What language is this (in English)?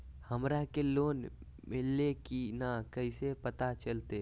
Magahi